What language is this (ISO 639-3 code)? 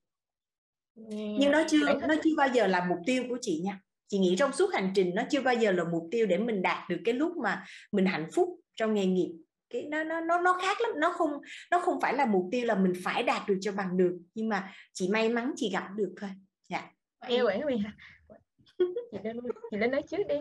vie